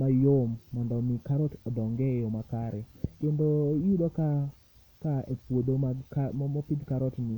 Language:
Luo (Kenya and Tanzania)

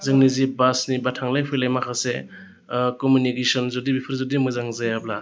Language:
Bodo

